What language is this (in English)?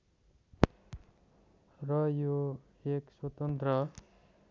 Nepali